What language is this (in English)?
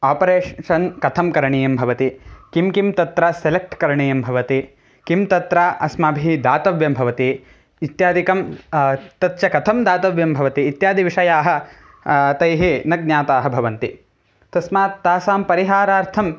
Sanskrit